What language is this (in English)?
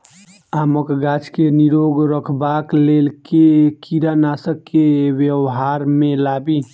Maithili